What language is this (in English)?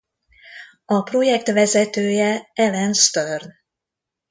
Hungarian